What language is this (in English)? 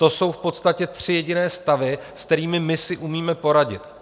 Czech